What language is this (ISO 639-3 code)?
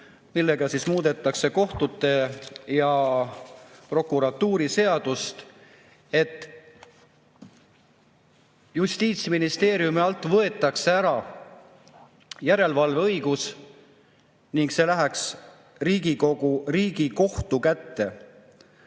est